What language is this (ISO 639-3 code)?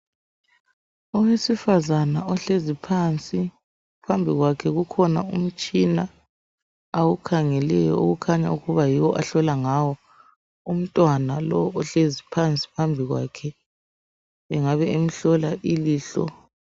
nde